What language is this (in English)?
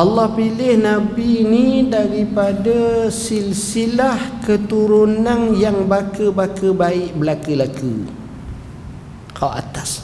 Malay